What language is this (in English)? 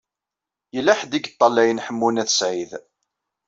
Kabyle